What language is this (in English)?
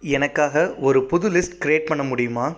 Tamil